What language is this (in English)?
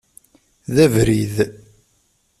Kabyle